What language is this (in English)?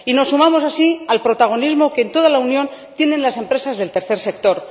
Spanish